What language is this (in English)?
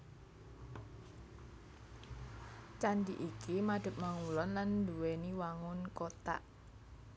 Javanese